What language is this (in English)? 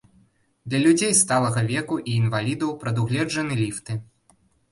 Belarusian